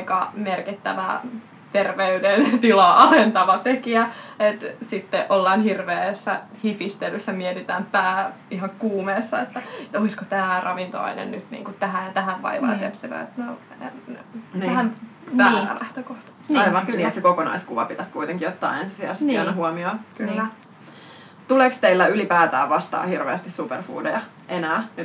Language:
Finnish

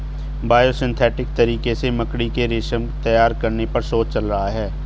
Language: Hindi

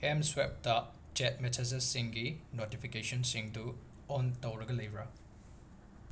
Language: Manipuri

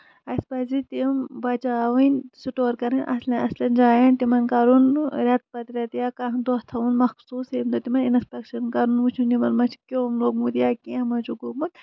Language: Kashmiri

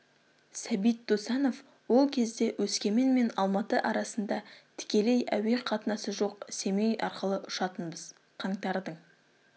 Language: Kazakh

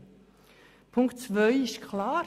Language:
Swiss German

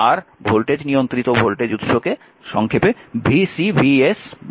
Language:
Bangla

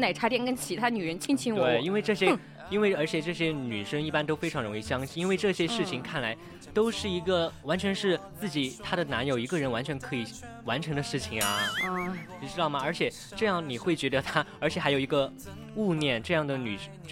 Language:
Chinese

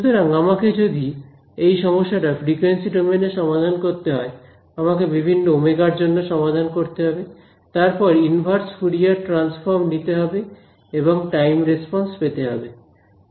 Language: Bangla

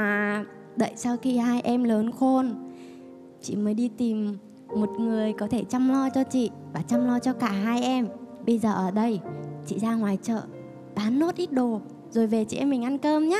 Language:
Vietnamese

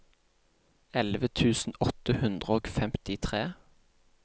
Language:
Norwegian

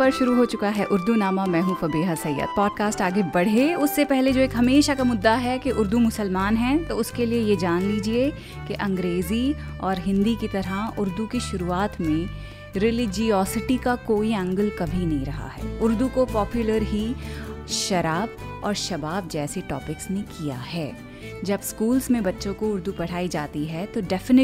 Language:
Hindi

